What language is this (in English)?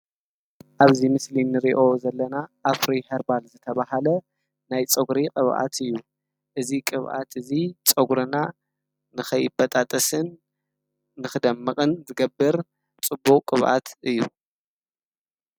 Tigrinya